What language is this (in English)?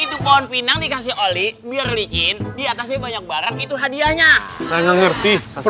Indonesian